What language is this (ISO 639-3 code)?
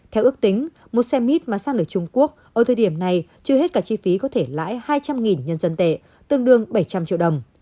vie